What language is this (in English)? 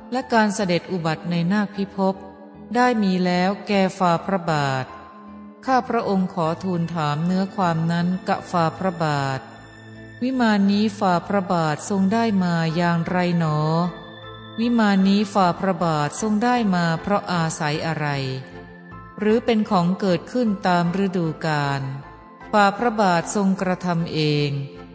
Thai